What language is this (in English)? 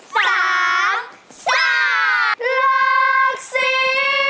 Thai